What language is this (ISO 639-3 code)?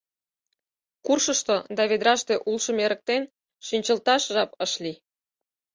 chm